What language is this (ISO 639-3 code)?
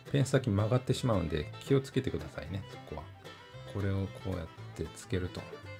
jpn